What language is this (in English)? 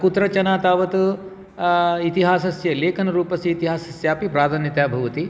Sanskrit